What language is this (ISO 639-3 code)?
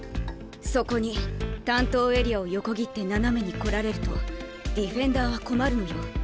jpn